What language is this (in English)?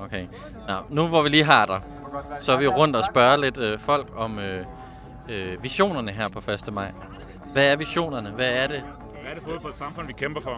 Danish